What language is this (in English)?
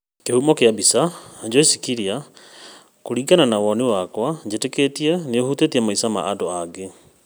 Kikuyu